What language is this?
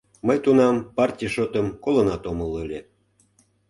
Mari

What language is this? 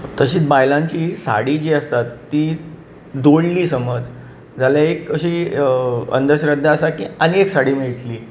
Konkani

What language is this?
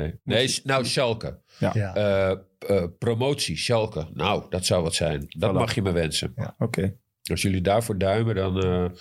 Dutch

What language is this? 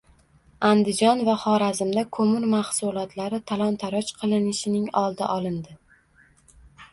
Uzbek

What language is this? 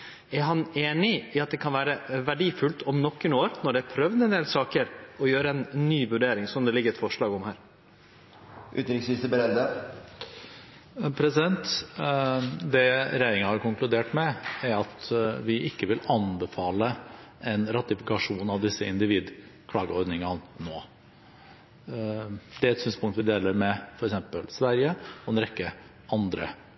Norwegian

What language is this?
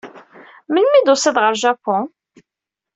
Kabyle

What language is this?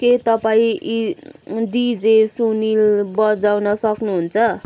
Nepali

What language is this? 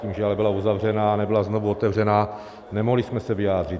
Czech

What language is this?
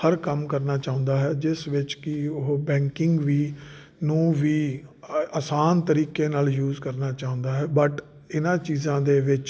Punjabi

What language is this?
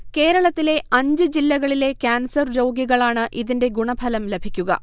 Malayalam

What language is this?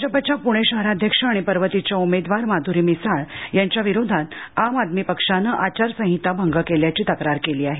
Marathi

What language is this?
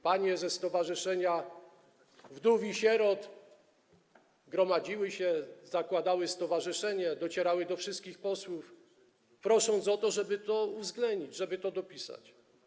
Polish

